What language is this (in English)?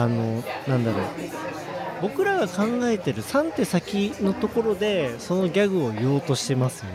Japanese